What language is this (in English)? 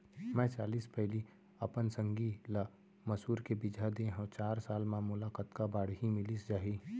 Chhattisgarhi